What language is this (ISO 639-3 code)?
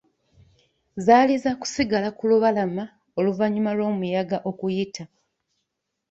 lug